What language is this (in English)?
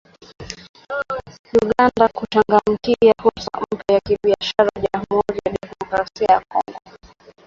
Swahili